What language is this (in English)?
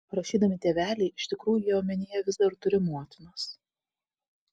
Lithuanian